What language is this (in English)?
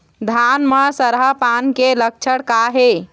Chhattisgarhi